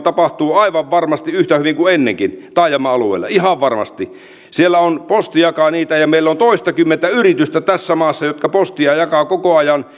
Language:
Finnish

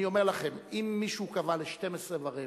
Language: Hebrew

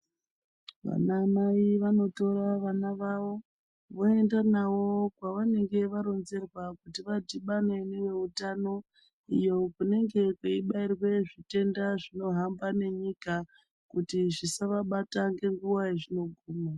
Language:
Ndau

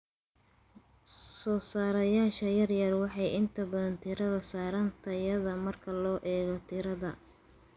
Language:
Somali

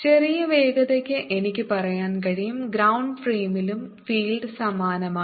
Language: Malayalam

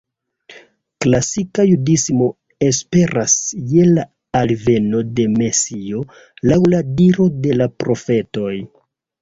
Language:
Esperanto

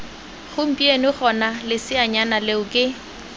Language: Tswana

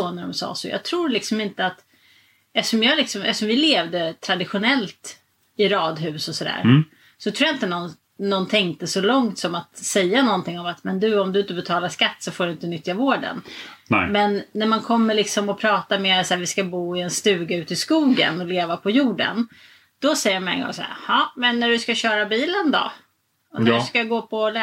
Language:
Swedish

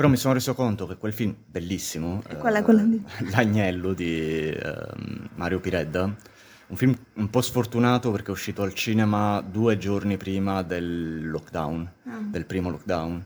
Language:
Italian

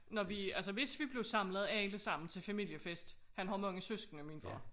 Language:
Danish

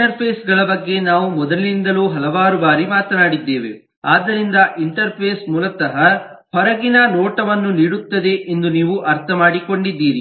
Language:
Kannada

